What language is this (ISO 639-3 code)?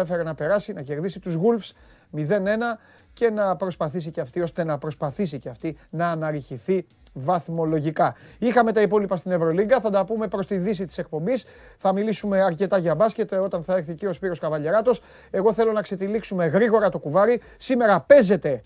ell